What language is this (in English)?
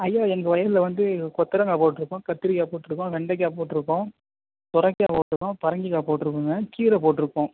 Tamil